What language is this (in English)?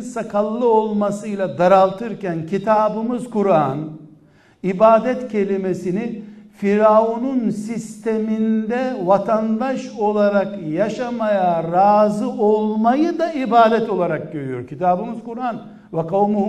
Turkish